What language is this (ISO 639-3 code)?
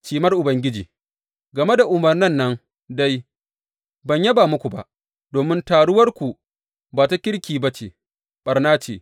hau